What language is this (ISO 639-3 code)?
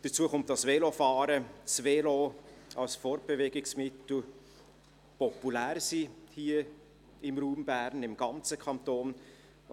gsw